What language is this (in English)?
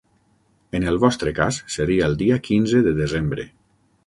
Catalan